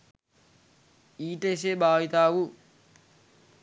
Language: Sinhala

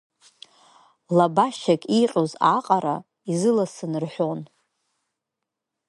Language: Abkhazian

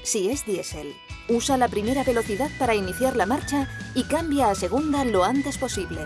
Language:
Spanish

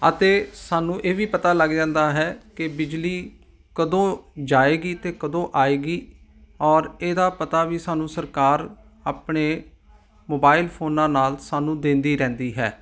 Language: Punjabi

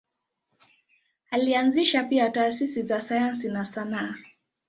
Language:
Swahili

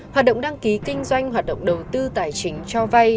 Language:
Vietnamese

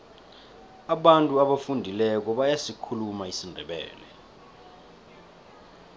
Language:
South Ndebele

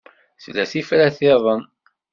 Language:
Kabyle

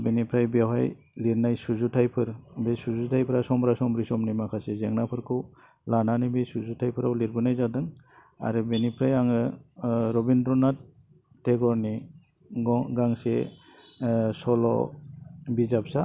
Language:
Bodo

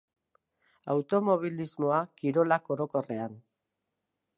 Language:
Basque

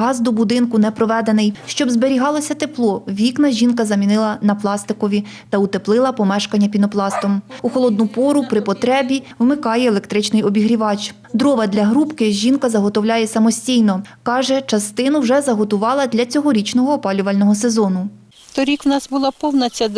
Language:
Ukrainian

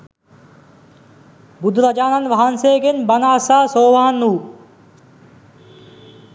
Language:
Sinhala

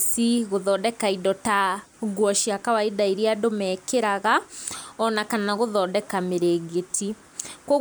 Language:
Kikuyu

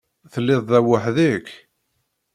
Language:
Kabyle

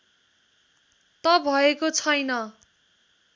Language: Nepali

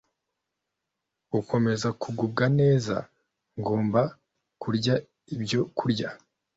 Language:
Kinyarwanda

